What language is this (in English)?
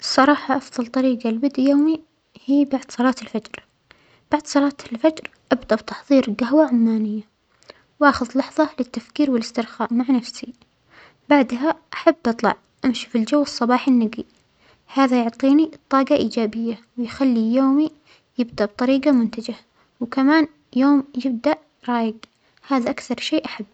Omani Arabic